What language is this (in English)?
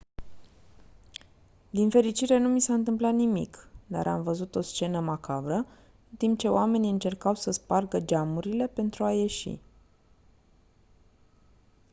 Romanian